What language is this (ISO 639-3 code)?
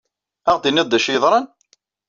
kab